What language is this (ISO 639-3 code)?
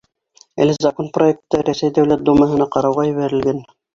bak